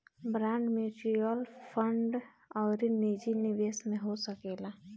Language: Bhojpuri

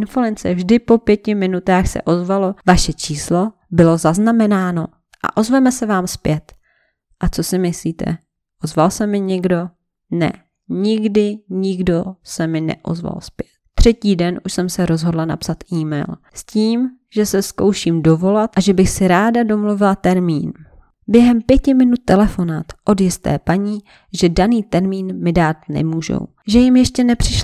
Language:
Czech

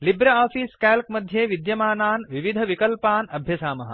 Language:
Sanskrit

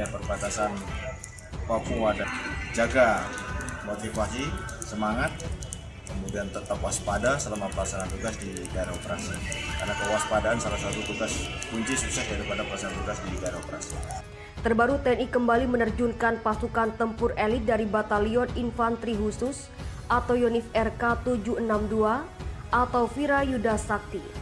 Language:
Indonesian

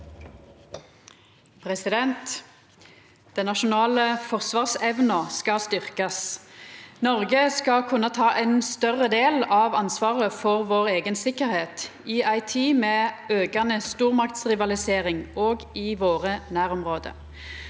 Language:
Norwegian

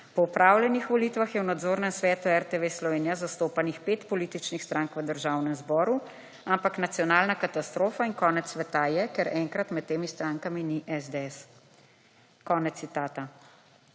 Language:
Slovenian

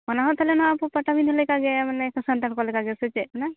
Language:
Santali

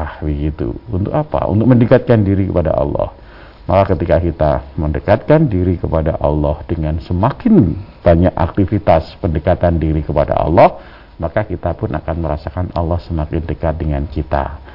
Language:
Indonesian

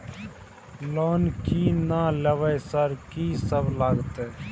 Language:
Maithili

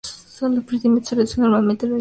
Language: Spanish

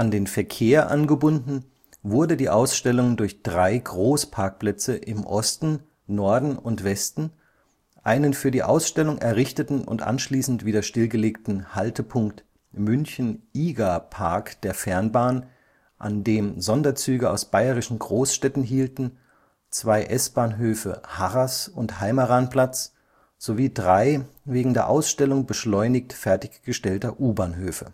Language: German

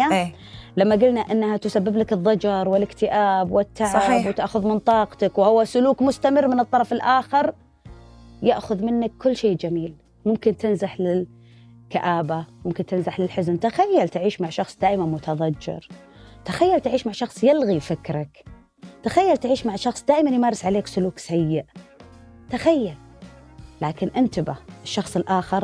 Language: Arabic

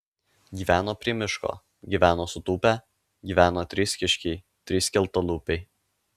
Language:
Lithuanian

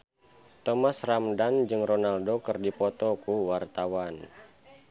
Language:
Sundanese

